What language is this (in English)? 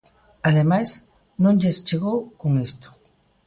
Galician